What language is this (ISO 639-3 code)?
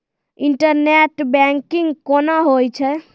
mai